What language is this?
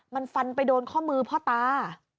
Thai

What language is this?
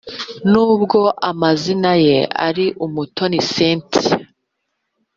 Kinyarwanda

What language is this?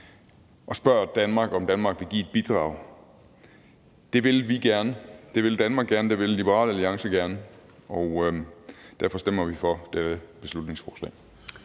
Danish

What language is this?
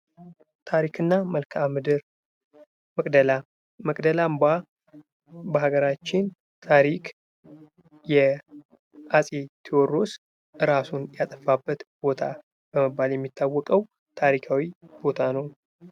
Amharic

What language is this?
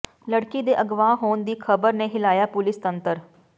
Punjabi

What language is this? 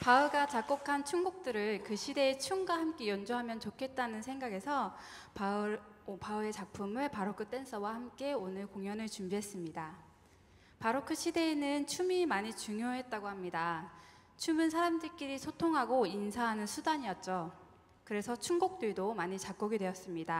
Korean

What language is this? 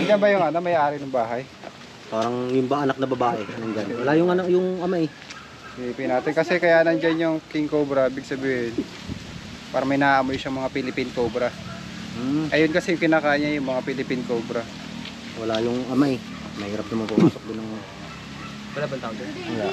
Filipino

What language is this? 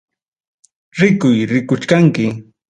Ayacucho Quechua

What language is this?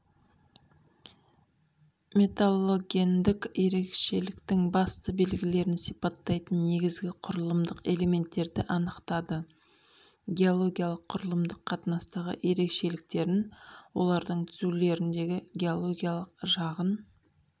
Kazakh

